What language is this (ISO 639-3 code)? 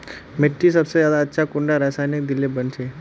mag